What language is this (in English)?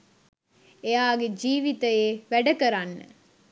Sinhala